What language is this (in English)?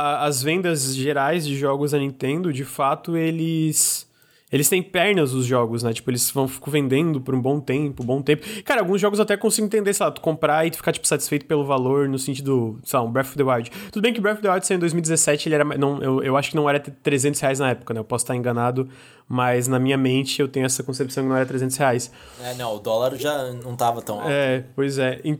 Portuguese